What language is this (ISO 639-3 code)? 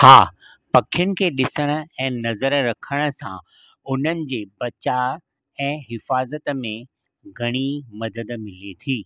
snd